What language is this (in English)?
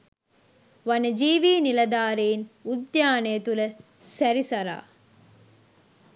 Sinhala